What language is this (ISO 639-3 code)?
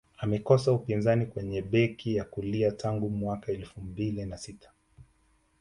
swa